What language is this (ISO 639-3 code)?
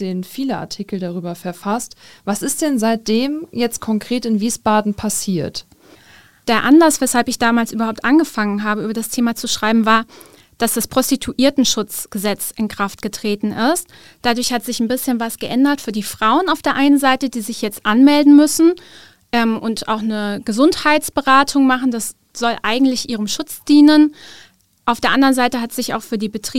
deu